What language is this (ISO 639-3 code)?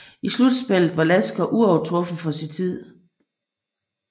dan